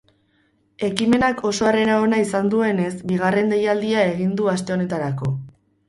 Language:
Basque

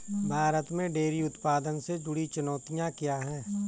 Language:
Hindi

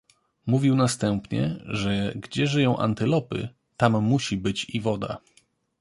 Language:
Polish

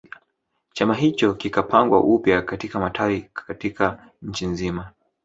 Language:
Swahili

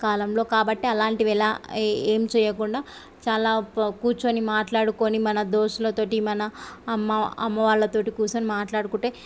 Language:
Telugu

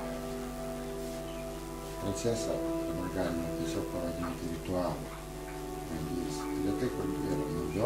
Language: Italian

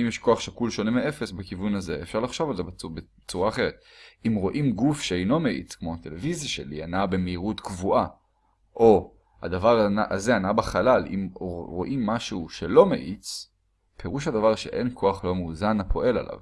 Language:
Hebrew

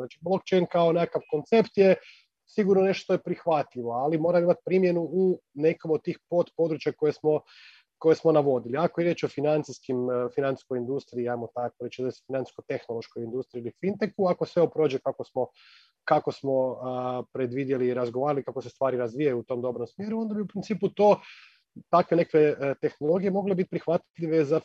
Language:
Croatian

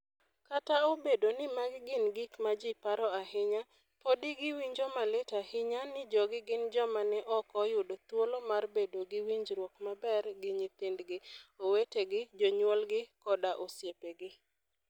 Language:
Luo (Kenya and Tanzania)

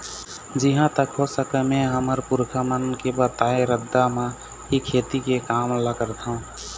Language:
Chhattisgarhi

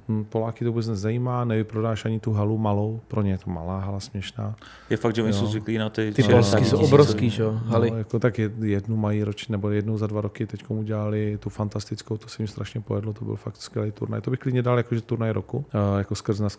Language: Czech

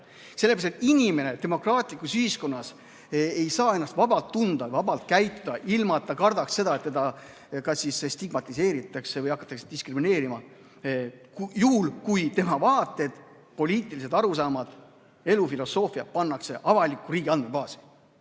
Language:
Estonian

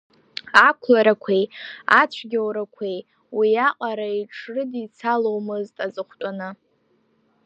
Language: Abkhazian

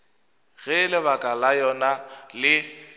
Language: Northern Sotho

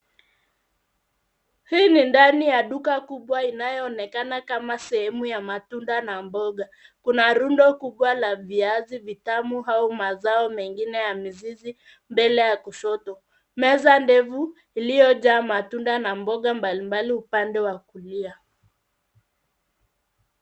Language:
Swahili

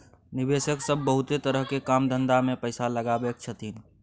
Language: Maithili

